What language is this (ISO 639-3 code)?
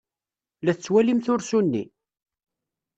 kab